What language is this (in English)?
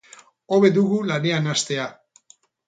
Basque